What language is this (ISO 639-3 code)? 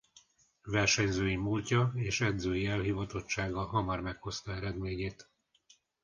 hun